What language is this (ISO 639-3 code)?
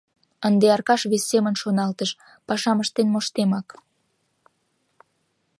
chm